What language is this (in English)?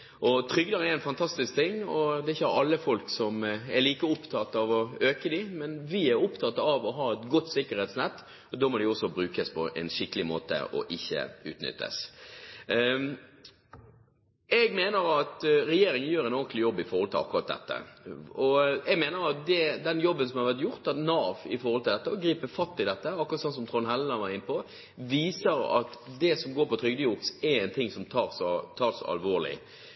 Norwegian Bokmål